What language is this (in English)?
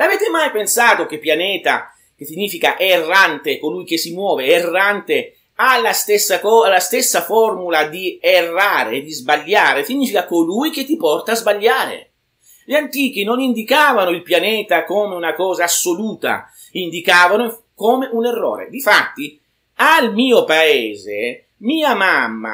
Italian